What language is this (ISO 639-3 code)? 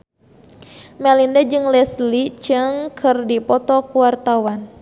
sun